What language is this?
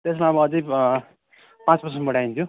Nepali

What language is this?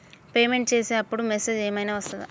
Telugu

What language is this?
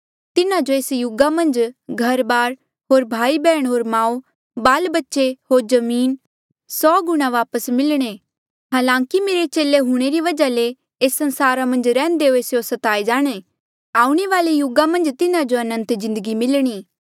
Mandeali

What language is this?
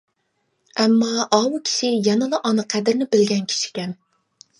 Uyghur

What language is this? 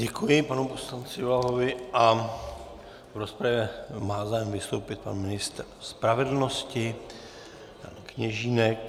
Czech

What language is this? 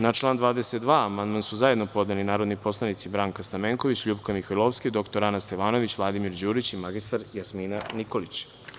Serbian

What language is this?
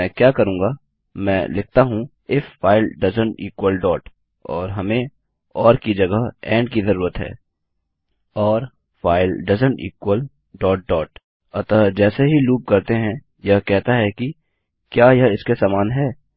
Hindi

